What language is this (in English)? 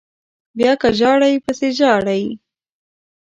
Pashto